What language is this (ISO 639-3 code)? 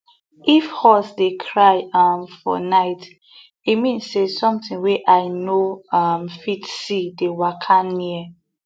pcm